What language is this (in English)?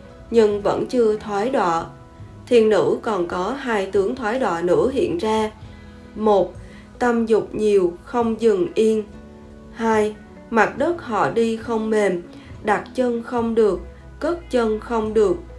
Vietnamese